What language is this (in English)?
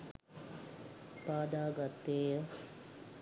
Sinhala